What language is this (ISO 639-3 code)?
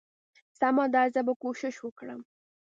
pus